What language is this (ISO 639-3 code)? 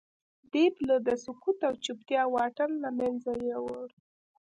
pus